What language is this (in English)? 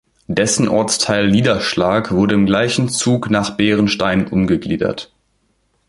German